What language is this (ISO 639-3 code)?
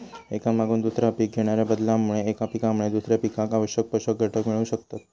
mar